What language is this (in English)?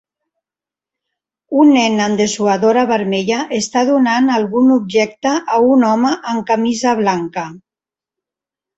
Catalan